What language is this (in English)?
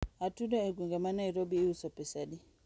Luo (Kenya and Tanzania)